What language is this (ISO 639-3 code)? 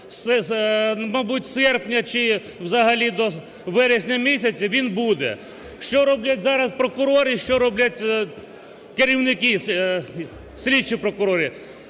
ukr